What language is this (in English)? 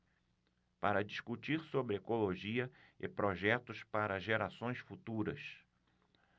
Portuguese